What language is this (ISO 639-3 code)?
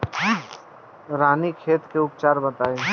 bho